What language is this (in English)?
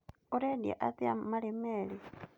Kikuyu